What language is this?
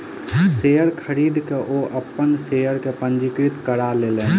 Maithili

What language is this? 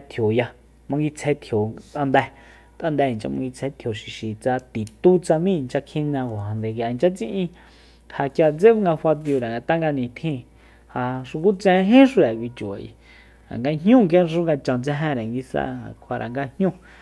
Soyaltepec Mazatec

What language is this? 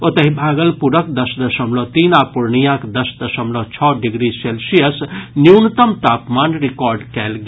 Maithili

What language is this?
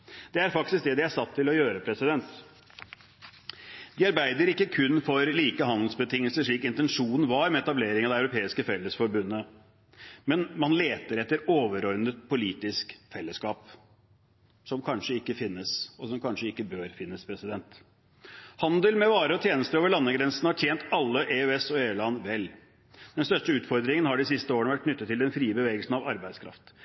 Norwegian Bokmål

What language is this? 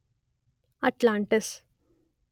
Kannada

